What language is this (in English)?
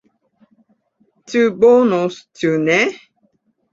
Esperanto